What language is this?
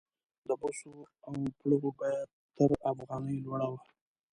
Pashto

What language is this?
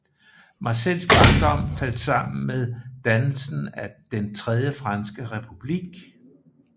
Danish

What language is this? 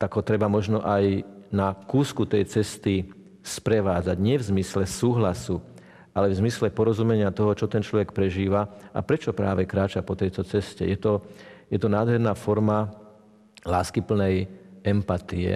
Slovak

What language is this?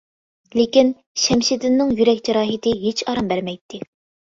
Uyghur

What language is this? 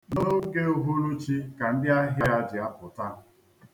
Igbo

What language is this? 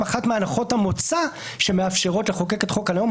Hebrew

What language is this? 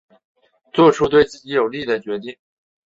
Chinese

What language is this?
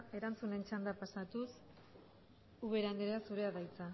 Basque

